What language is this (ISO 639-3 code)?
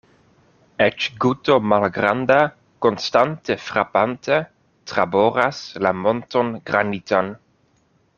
epo